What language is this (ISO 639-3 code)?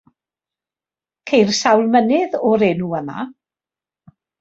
cym